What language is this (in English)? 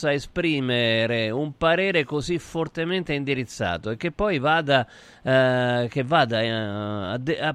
Italian